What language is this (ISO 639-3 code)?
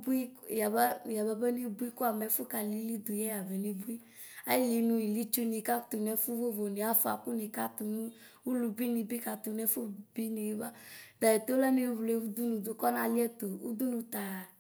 kpo